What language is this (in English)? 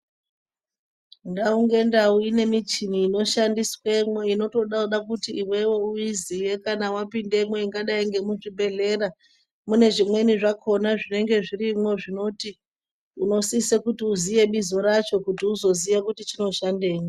Ndau